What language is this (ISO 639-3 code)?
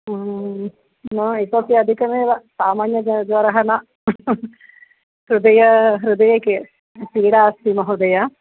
san